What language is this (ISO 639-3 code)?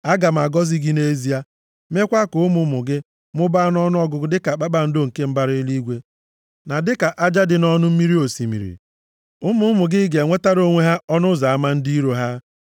ibo